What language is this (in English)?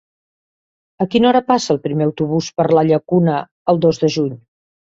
Catalan